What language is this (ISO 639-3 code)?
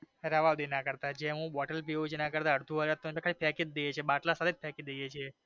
guj